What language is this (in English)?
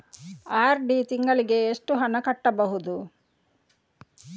Kannada